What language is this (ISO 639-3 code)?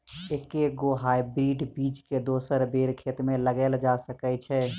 mai